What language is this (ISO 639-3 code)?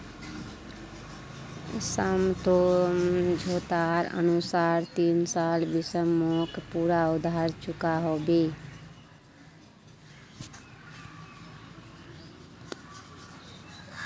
mag